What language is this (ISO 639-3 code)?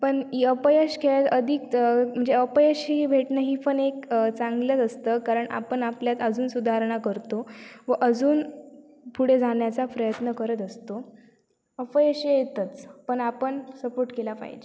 mar